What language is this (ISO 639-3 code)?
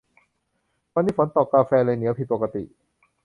tha